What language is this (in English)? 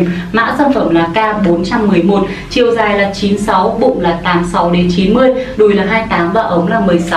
Vietnamese